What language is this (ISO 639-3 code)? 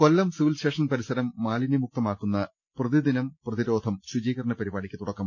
mal